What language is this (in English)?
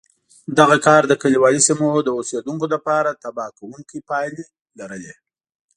Pashto